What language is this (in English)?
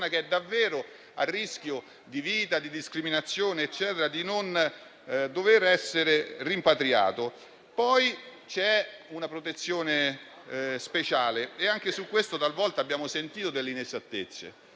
Italian